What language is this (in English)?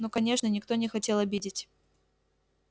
Russian